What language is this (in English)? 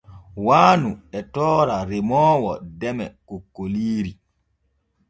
Borgu Fulfulde